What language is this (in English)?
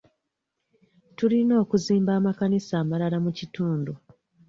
Ganda